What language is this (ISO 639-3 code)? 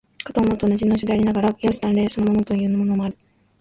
jpn